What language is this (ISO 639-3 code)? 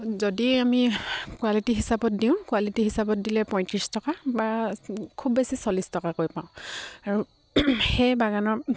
asm